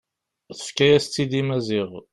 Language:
Kabyle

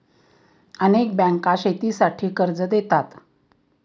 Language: Marathi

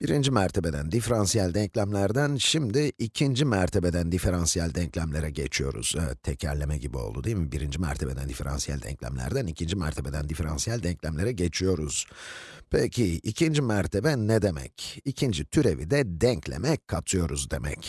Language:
Turkish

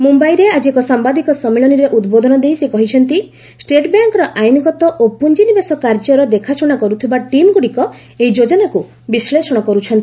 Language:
Odia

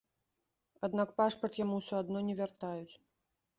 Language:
Belarusian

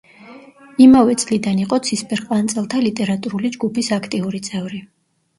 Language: Georgian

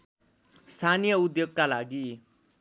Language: Nepali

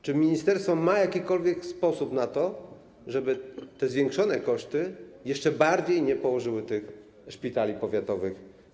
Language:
Polish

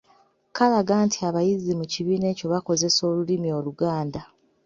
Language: Ganda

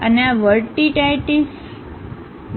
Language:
Gujarati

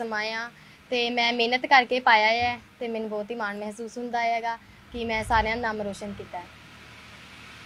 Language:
Punjabi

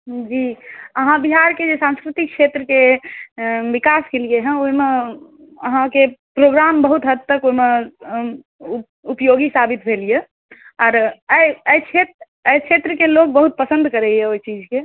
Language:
Maithili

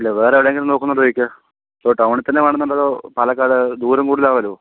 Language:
Malayalam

